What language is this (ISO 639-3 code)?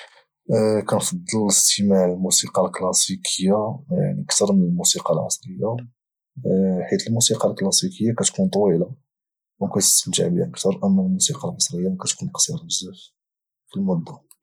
ary